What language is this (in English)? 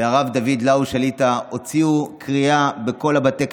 Hebrew